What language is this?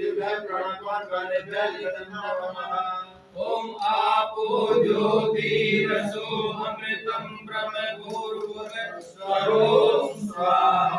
Hindi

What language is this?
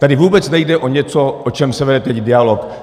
Czech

